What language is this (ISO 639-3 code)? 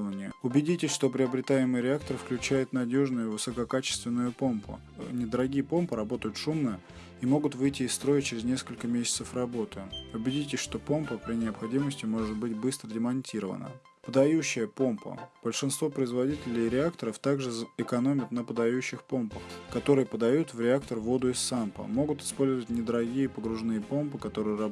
rus